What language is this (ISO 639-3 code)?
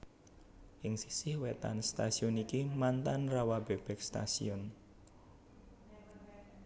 jav